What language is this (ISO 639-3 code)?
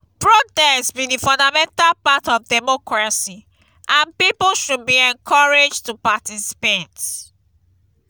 pcm